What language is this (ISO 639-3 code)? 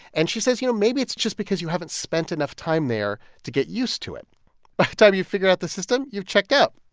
eng